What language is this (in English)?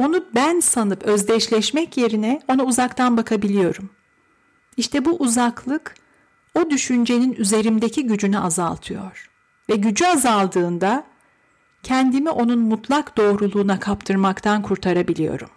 Turkish